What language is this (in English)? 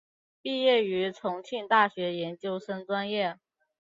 Chinese